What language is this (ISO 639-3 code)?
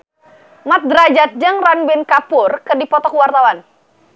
sun